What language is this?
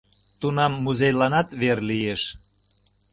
Mari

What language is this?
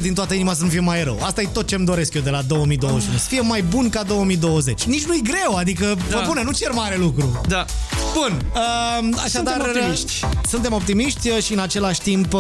Romanian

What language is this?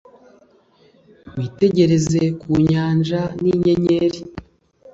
Kinyarwanda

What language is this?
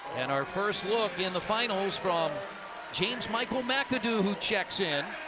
English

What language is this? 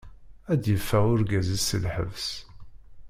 Kabyle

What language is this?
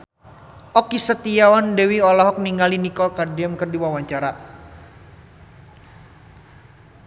Sundanese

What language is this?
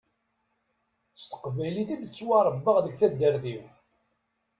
Kabyle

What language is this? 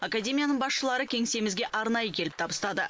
Kazakh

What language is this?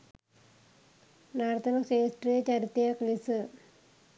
Sinhala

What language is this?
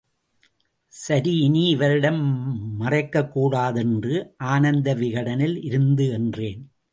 Tamil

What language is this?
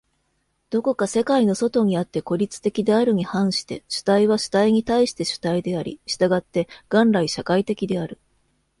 Japanese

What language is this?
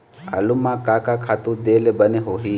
Chhattisgarhi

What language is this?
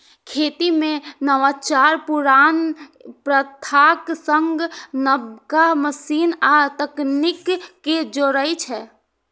Maithili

